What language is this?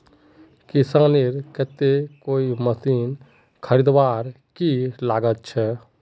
Magahi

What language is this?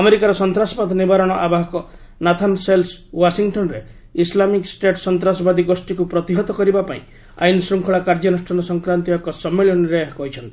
Odia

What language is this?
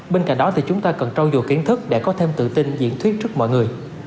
Vietnamese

